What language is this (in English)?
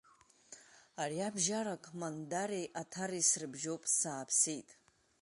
Abkhazian